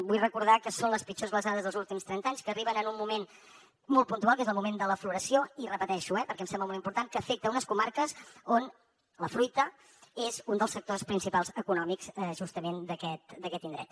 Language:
Catalan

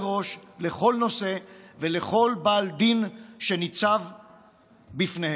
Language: Hebrew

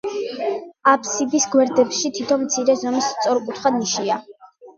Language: Georgian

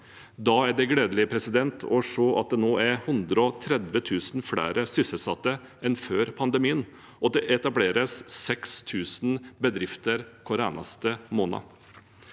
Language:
Norwegian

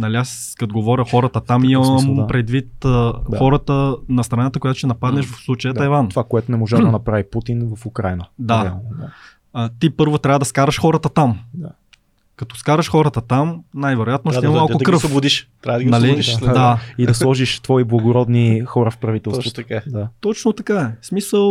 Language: Bulgarian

